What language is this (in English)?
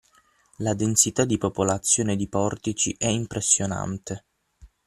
Italian